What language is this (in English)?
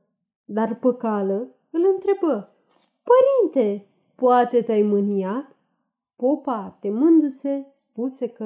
Romanian